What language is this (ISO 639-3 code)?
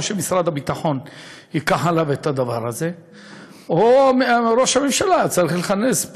heb